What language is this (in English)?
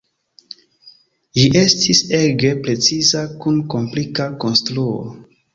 Esperanto